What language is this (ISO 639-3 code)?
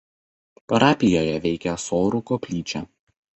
lit